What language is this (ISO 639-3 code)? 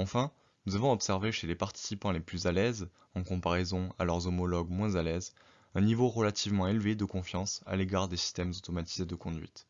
fra